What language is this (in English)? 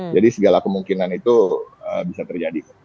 Indonesian